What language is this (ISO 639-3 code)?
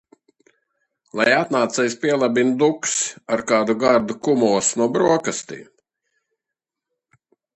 lav